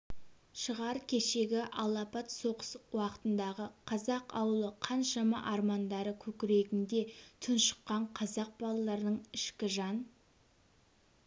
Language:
Kazakh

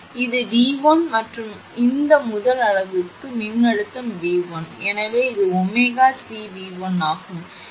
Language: Tamil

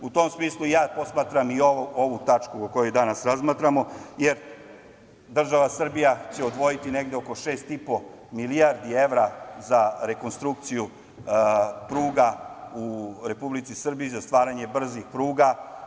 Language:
Serbian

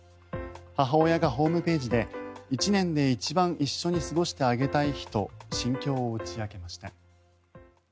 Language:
Japanese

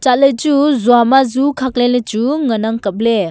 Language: Wancho Naga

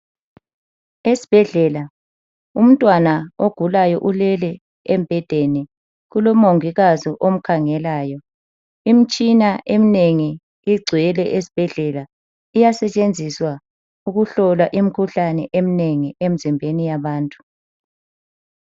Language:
North Ndebele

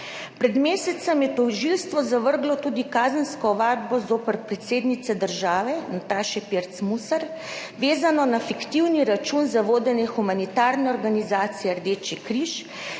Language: Slovenian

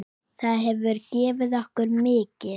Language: Icelandic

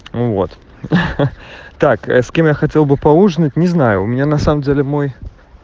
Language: Russian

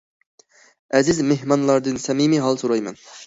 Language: Uyghur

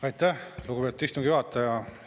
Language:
Estonian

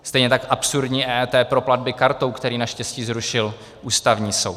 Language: Czech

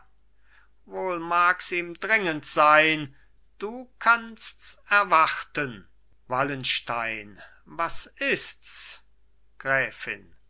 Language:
German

